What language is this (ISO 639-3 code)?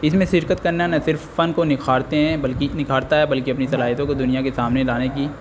urd